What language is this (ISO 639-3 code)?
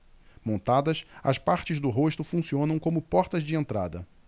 por